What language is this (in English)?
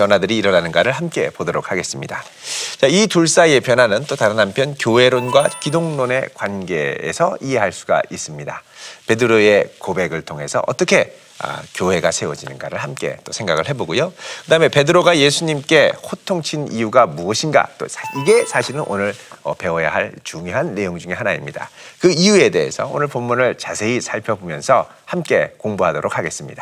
Korean